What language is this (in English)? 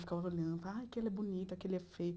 Portuguese